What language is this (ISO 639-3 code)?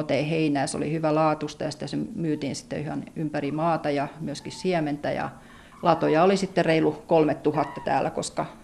fin